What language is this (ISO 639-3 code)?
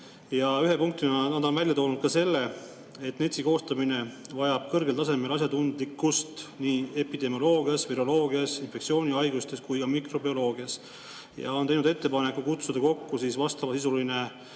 est